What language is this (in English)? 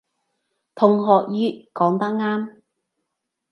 Cantonese